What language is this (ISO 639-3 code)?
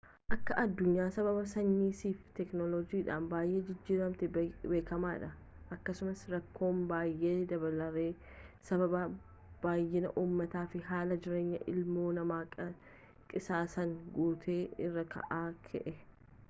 orm